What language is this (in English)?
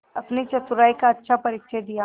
Hindi